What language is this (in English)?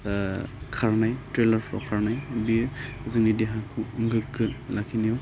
Bodo